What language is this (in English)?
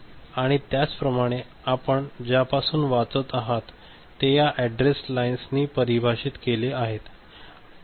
Marathi